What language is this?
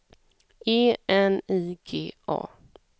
Swedish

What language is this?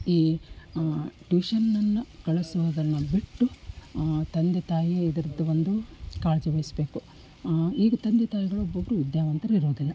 Kannada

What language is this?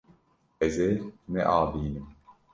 Kurdish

